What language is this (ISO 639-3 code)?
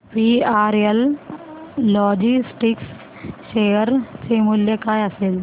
mar